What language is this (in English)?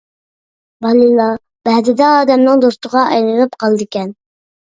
Uyghur